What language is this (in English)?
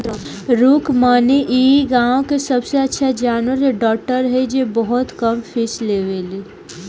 Bhojpuri